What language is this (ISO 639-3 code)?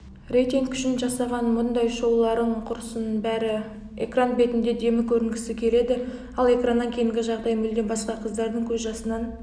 kaz